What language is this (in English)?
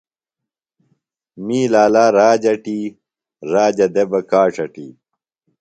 Phalura